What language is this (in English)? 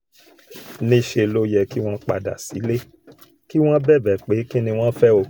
Yoruba